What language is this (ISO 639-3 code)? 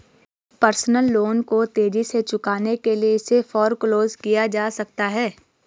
hin